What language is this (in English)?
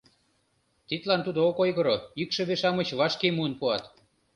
Mari